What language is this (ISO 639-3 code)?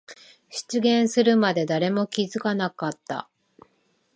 jpn